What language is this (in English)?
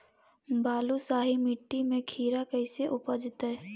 Magahi